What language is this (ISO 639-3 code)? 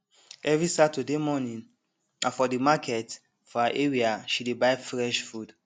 pcm